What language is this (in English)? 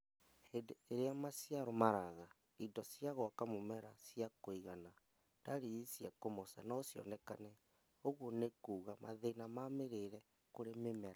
Kikuyu